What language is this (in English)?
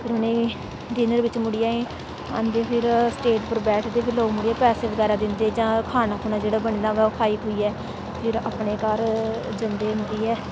Dogri